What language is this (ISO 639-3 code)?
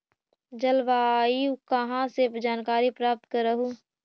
mag